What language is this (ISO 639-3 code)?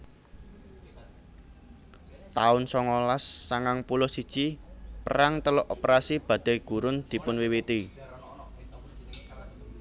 jav